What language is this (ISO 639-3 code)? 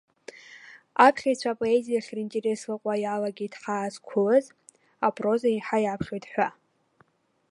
abk